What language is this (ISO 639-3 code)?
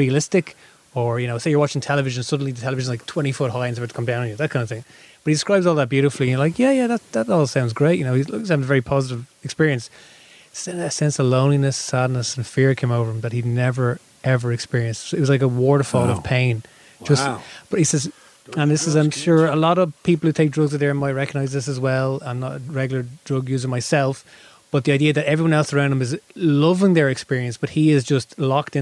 eng